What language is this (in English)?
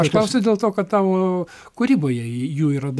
Lithuanian